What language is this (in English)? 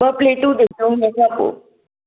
Sindhi